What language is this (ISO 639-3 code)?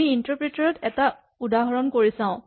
asm